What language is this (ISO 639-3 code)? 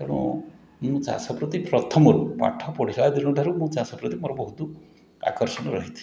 ori